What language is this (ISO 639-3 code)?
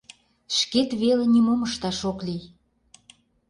chm